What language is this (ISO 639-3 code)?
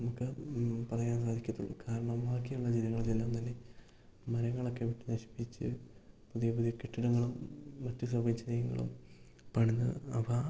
mal